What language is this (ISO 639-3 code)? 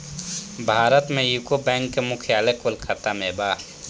bho